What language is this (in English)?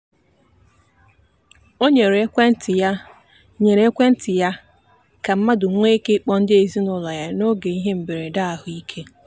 Igbo